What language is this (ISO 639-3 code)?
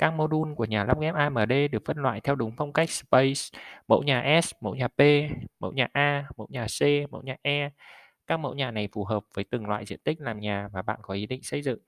vie